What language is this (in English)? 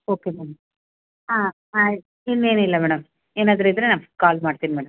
Kannada